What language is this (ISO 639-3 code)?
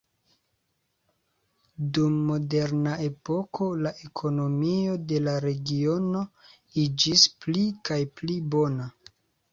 epo